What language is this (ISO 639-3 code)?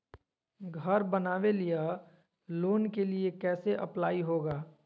mag